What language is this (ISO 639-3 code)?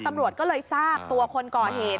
tha